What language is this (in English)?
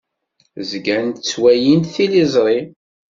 Kabyle